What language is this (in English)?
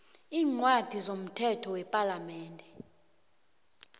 South Ndebele